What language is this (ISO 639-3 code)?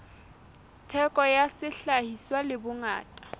sot